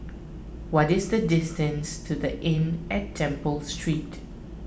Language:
English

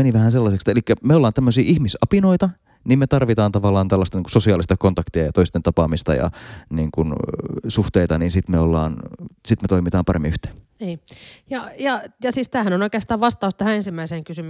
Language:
Finnish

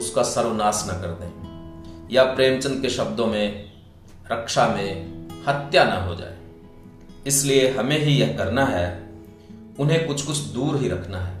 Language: Hindi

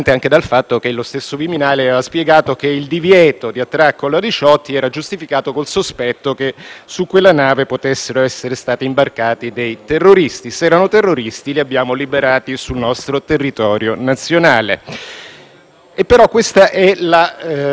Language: Italian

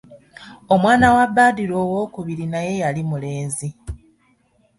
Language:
Ganda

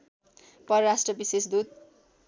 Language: Nepali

